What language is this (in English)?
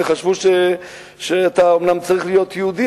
Hebrew